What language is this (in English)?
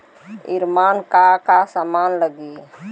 Bhojpuri